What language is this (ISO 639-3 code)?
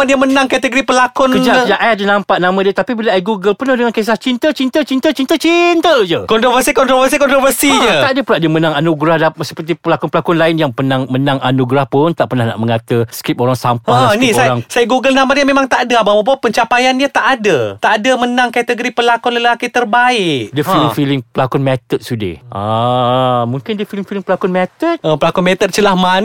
msa